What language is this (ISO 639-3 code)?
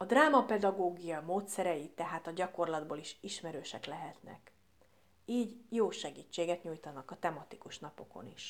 hun